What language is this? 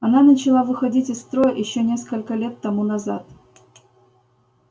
Russian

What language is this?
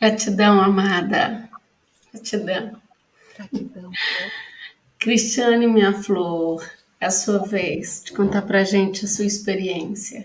Portuguese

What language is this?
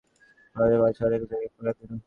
Bangla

